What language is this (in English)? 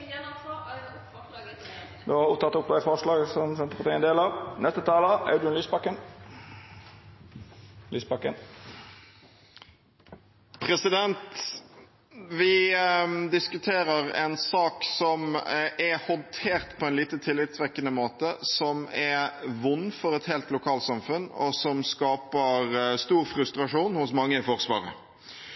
Norwegian